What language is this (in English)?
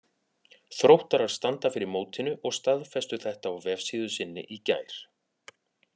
Icelandic